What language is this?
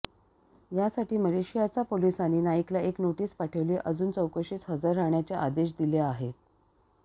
Marathi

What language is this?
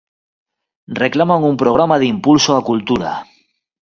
Galician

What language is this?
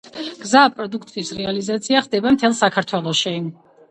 Georgian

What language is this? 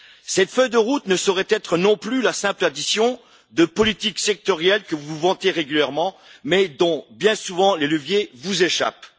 French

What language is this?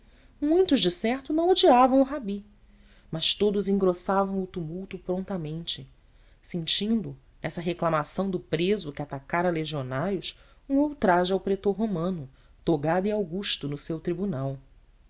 Portuguese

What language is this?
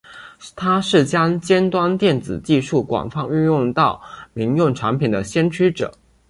Chinese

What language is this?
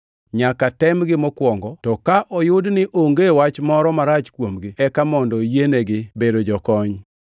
Luo (Kenya and Tanzania)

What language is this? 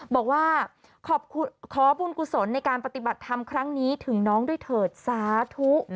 Thai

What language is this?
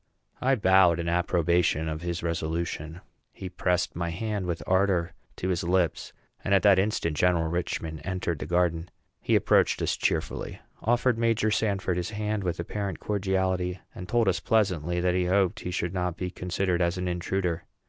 English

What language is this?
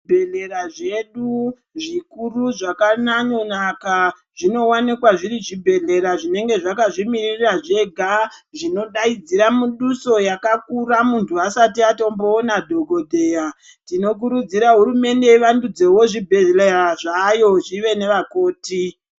Ndau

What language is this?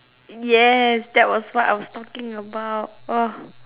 English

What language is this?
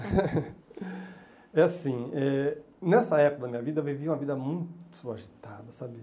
Portuguese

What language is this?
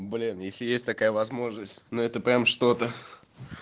Russian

